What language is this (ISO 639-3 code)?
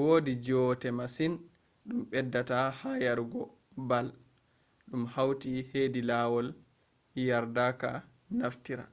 ful